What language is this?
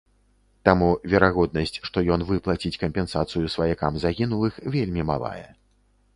Belarusian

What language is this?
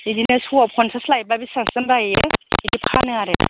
Bodo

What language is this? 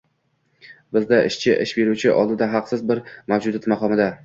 Uzbek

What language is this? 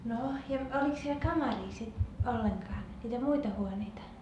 Finnish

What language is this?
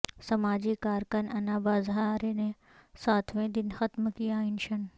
Urdu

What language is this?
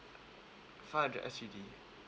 English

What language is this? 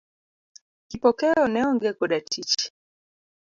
Luo (Kenya and Tanzania)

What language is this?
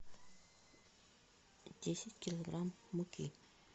Russian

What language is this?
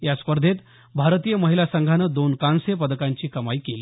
Marathi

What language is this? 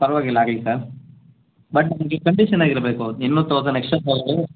Kannada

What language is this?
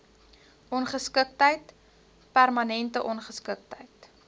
Afrikaans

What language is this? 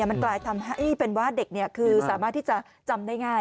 Thai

